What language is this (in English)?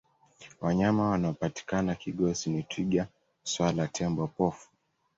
Swahili